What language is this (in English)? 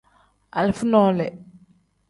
Tem